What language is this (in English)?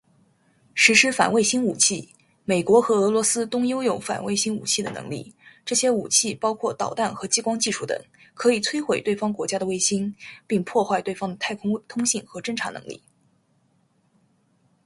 Chinese